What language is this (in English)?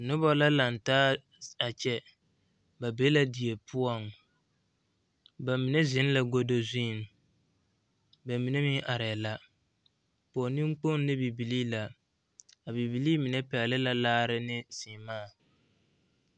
Southern Dagaare